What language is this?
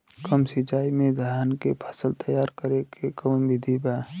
Bhojpuri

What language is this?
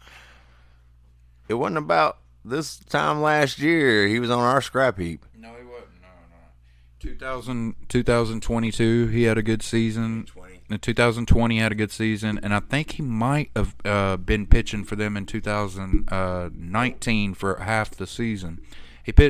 English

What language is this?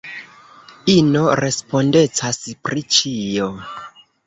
Esperanto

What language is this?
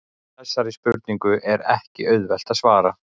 Icelandic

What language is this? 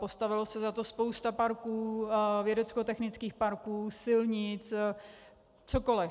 Czech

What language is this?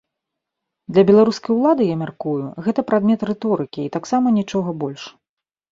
Belarusian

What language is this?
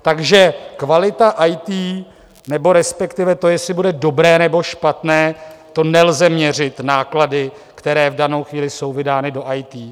Czech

